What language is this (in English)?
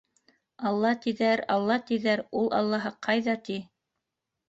Bashkir